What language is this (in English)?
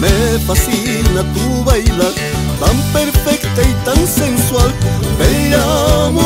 Romanian